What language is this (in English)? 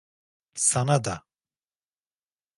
Turkish